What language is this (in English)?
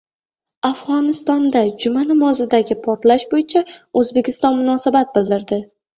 Uzbek